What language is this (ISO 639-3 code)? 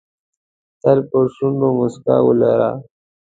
pus